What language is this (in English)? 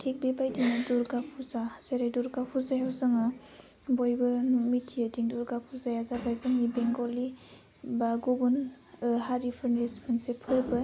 Bodo